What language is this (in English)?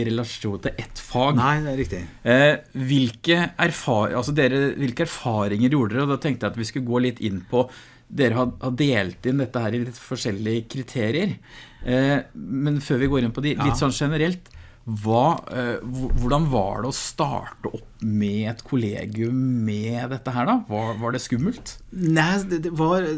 Norwegian